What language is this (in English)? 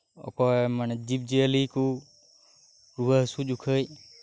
Santali